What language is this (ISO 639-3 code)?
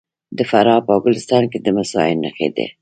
pus